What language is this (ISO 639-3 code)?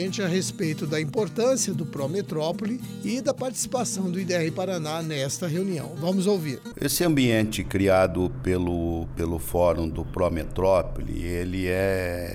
por